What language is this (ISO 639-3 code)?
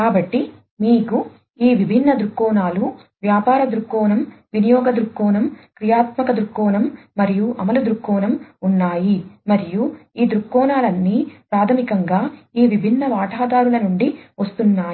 tel